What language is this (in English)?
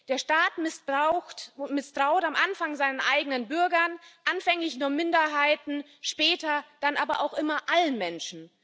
German